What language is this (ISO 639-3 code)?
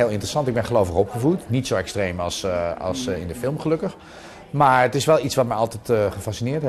nld